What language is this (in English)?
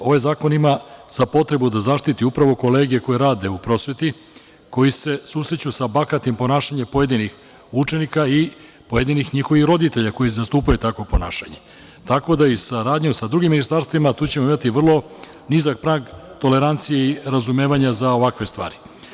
Serbian